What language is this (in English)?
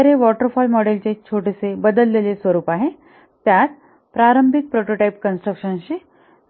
Marathi